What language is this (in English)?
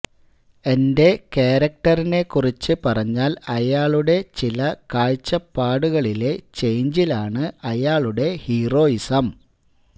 Malayalam